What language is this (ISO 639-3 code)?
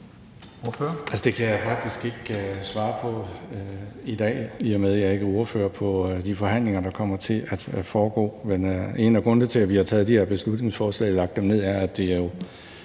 dan